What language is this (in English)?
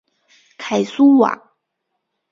Chinese